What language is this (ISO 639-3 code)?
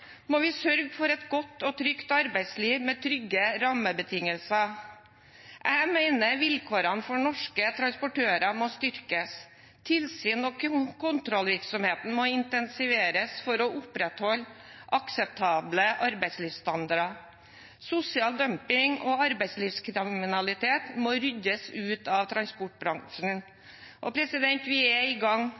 nob